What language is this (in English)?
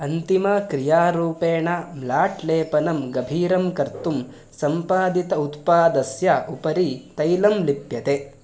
Sanskrit